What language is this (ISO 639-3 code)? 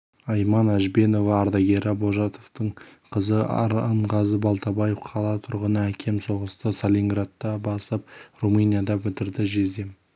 kaz